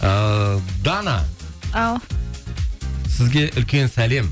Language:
Kazakh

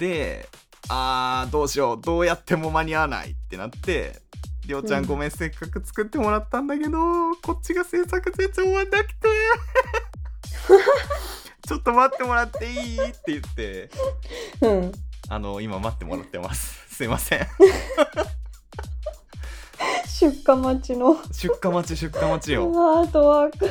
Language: Japanese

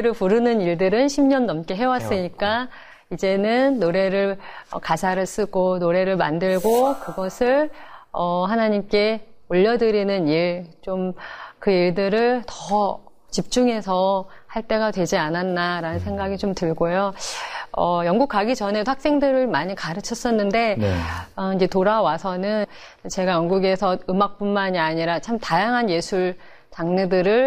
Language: Korean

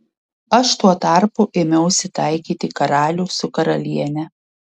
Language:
Lithuanian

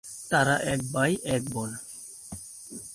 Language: Bangla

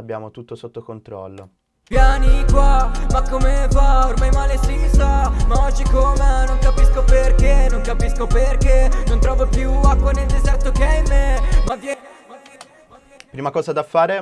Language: Italian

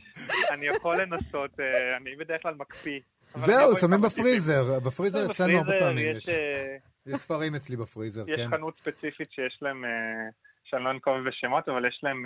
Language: Hebrew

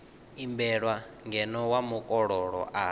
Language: Venda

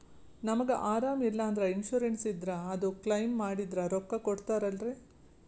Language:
Kannada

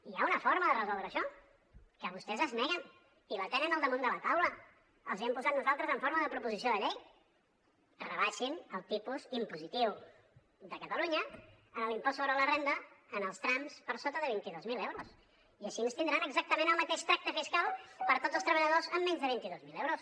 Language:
Catalan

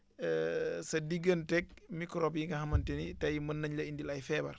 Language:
Wolof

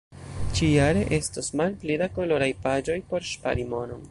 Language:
Esperanto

